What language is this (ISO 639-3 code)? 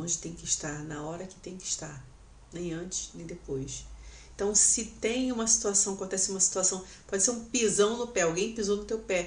por